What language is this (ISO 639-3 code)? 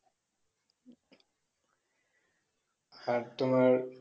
ben